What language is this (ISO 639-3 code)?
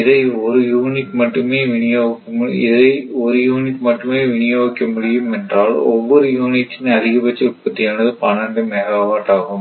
tam